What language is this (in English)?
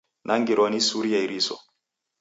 Taita